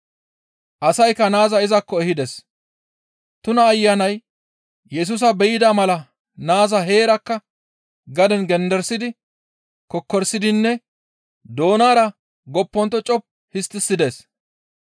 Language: Gamo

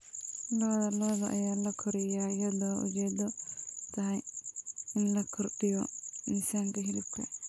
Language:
Somali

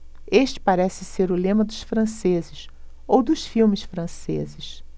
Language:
Portuguese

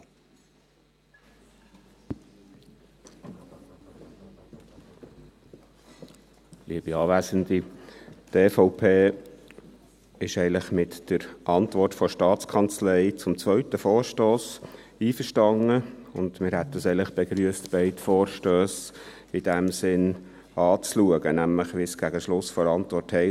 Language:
Swiss German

